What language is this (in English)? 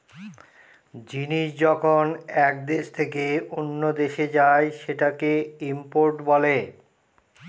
Bangla